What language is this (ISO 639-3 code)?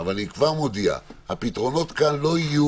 heb